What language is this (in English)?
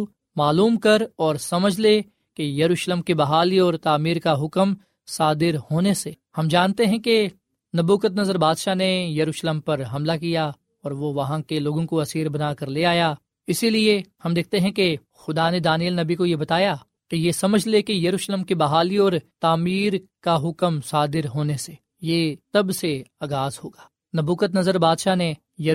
Urdu